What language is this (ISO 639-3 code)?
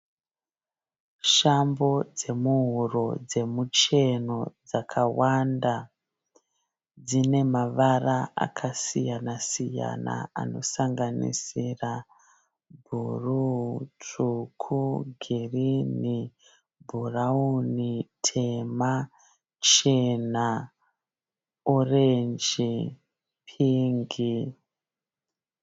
sna